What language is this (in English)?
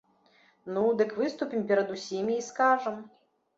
Belarusian